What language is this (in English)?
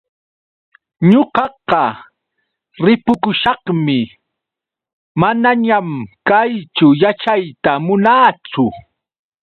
Yauyos Quechua